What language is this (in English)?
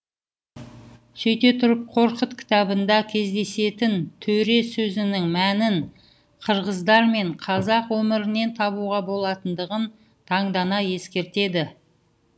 Kazakh